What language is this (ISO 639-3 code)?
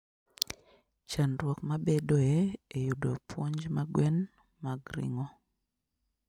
luo